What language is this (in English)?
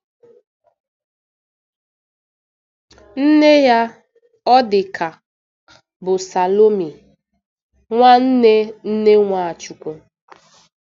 Igbo